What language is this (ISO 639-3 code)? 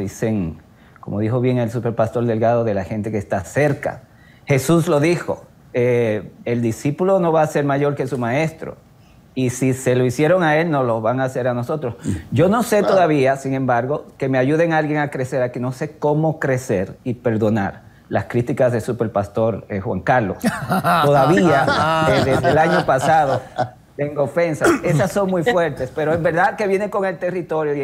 spa